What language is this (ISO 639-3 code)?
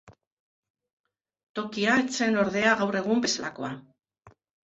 eus